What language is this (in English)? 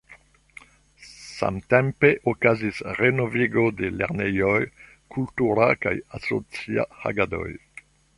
Esperanto